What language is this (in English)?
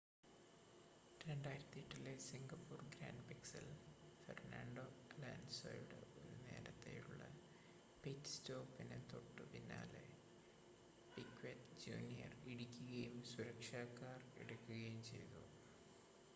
Malayalam